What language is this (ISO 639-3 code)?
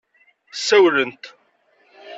kab